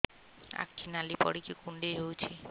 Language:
Odia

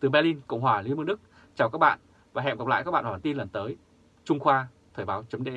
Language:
Vietnamese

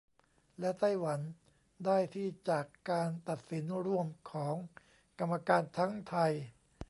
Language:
Thai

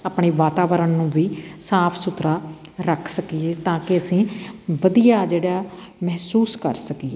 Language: Punjabi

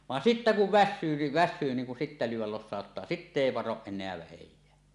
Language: Finnish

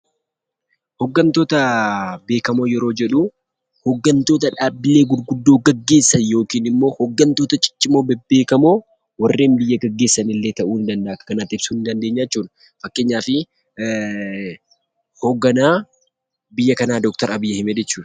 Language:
Oromo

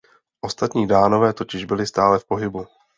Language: Czech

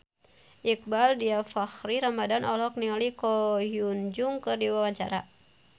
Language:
Sundanese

